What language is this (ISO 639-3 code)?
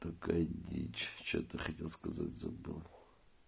rus